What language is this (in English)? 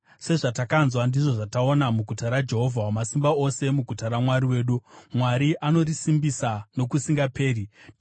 Shona